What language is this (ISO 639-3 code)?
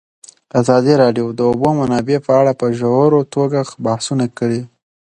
pus